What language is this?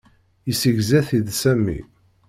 Kabyle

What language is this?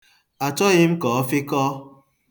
Igbo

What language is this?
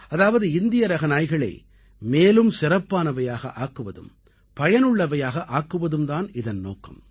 Tamil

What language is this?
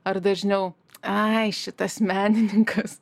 Lithuanian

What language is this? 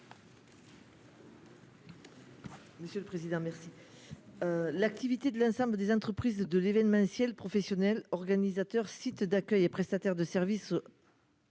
French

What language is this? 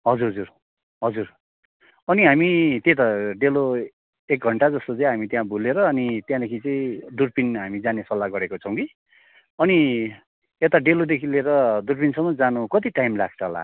Nepali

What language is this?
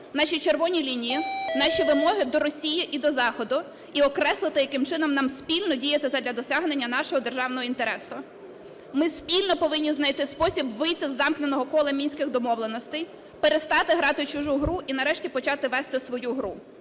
Ukrainian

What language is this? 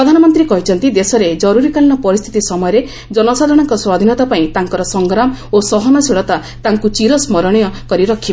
Odia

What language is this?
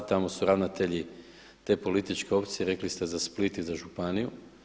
Croatian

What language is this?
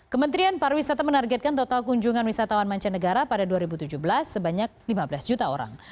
Indonesian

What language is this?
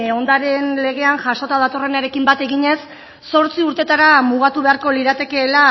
Basque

